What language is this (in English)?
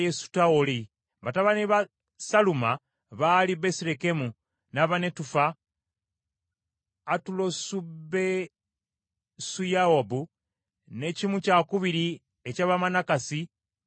Ganda